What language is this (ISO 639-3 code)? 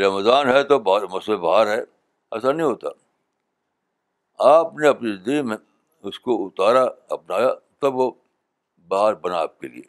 urd